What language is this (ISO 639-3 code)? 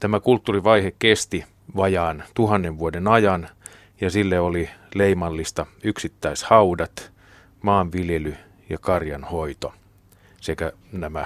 fin